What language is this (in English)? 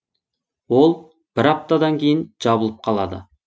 Kazakh